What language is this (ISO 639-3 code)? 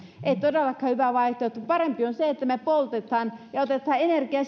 fin